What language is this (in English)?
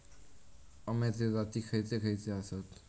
Marathi